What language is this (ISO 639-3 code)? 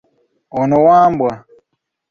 lug